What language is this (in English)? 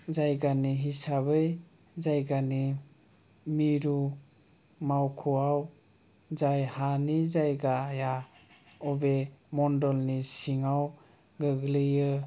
Bodo